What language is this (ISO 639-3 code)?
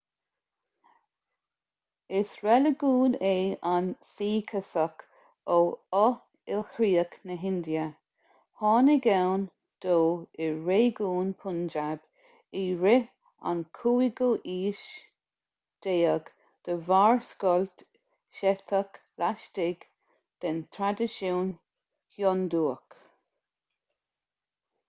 gle